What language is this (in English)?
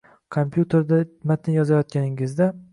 Uzbek